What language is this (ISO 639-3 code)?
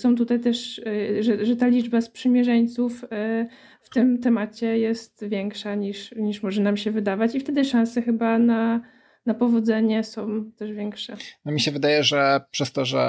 pol